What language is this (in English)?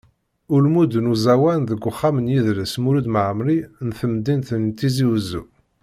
Kabyle